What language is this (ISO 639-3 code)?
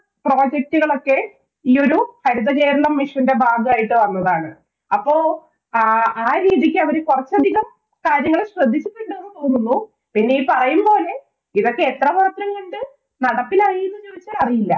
mal